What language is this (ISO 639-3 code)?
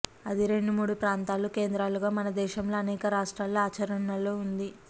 tel